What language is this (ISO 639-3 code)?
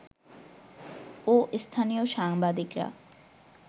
ben